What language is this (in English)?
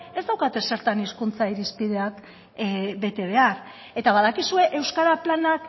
Basque